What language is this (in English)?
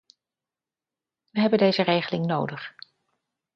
Dutch